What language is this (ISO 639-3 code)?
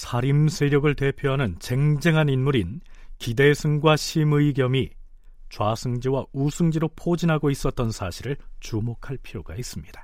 kor